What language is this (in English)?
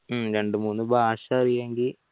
Malayalam